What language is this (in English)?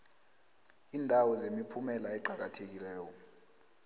South Ndebele